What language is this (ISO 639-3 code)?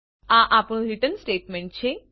guj